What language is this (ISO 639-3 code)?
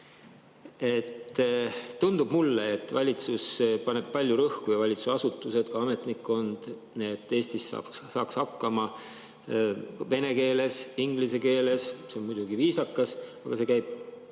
est